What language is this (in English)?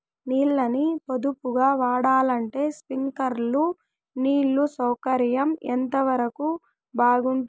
Telugu